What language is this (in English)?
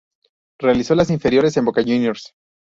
Spanish